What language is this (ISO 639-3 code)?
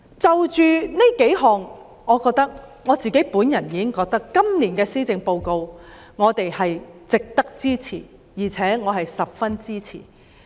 yue